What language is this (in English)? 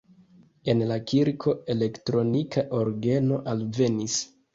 Esperanto